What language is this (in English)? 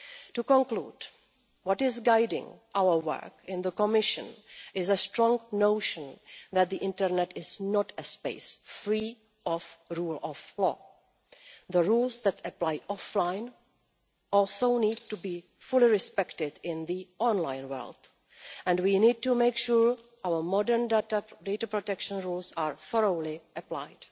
English